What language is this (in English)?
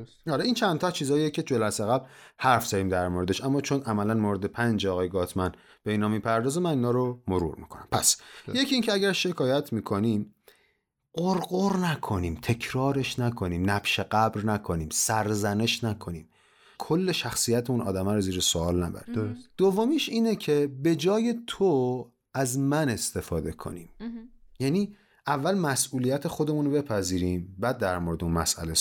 Persian